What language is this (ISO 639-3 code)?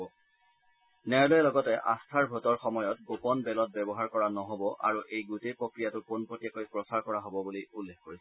asm